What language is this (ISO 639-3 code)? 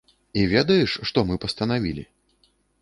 bel